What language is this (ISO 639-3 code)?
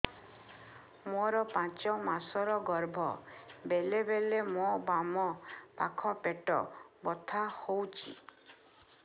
ori